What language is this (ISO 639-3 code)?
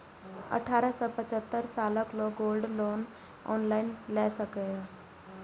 mai